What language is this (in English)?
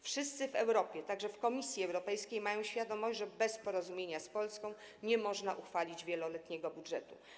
Polish